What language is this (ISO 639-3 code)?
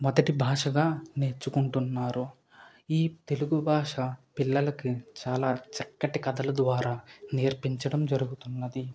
tel